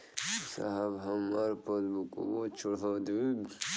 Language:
Bhojpuri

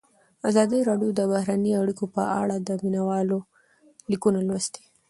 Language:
Pashto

